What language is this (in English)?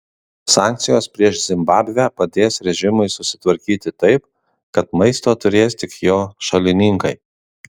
Lithuanian